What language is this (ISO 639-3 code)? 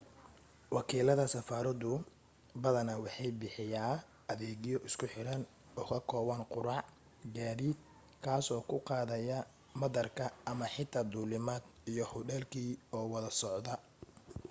som